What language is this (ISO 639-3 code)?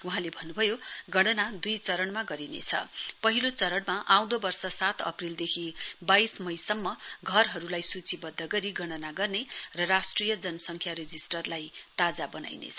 nep